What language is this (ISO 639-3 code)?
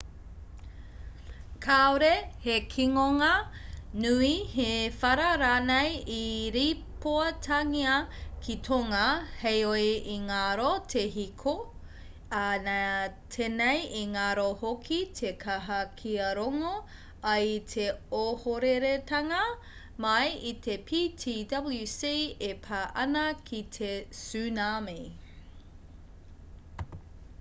mri